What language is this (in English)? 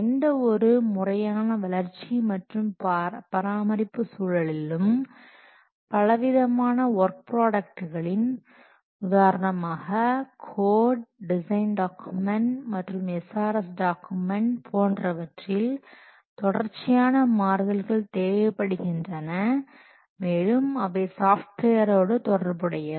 Tamil